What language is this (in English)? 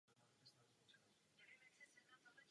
Czech